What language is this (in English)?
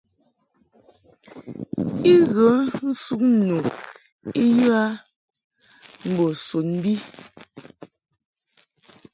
Mungaka